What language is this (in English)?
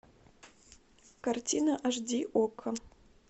Russian